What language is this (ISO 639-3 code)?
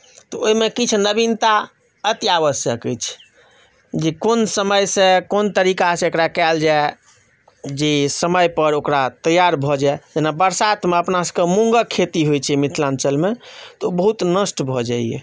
mai